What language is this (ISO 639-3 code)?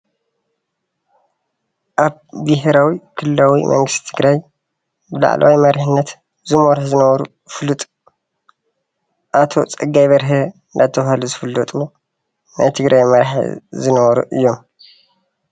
tir